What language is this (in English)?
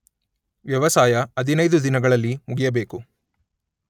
Kannada